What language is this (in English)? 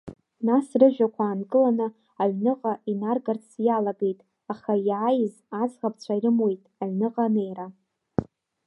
Abkhazian